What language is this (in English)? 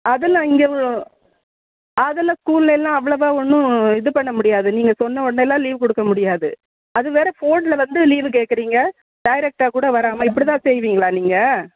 Tamil